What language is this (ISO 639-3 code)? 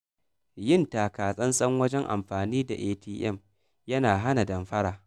hau